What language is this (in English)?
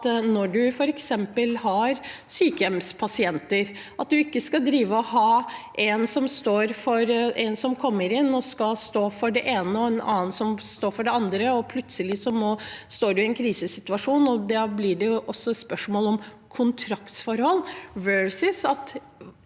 Norwegian